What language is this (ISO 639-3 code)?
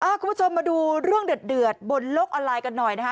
tha